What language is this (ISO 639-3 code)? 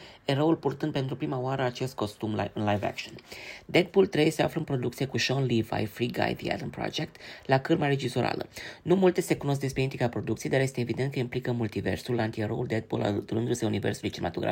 ron